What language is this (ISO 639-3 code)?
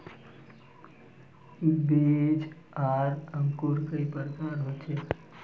mag